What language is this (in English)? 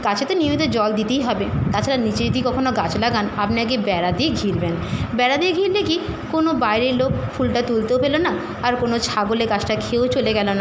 Bangla